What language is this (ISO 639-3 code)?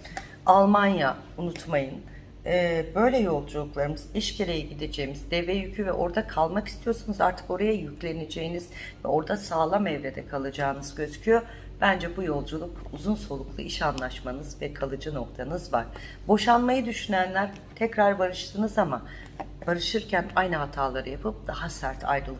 tur